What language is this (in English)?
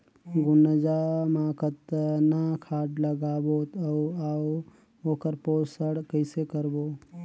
Chhattisgarhi